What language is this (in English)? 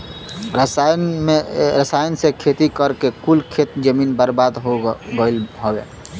Bhojpuri